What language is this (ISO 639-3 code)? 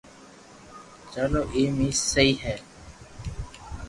lrk